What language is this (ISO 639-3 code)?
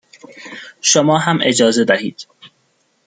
fas